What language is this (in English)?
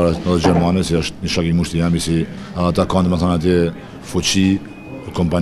Romanian